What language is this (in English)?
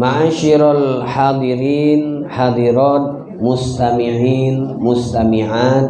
Indonesian